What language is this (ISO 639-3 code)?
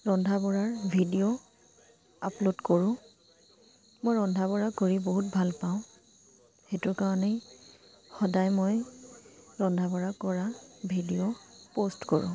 asm